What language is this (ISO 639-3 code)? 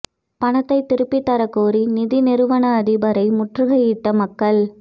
tam